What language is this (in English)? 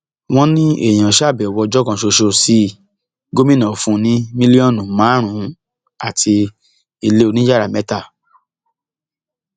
Yoruba